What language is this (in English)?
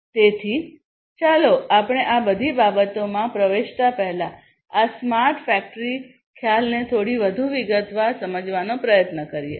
Gujarati